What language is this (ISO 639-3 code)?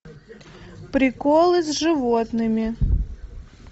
rus